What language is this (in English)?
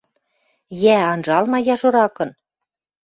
Western Mari